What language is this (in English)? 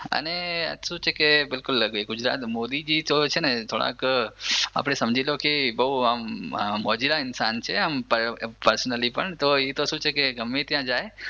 Gujarati